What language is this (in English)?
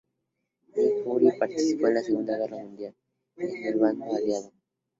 Spanish